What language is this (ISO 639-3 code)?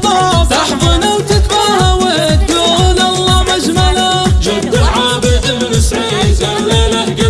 ara